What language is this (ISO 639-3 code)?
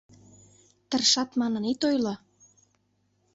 chm